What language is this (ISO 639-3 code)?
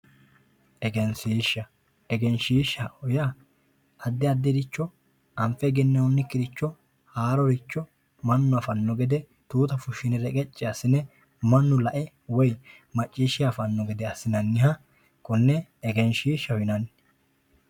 sid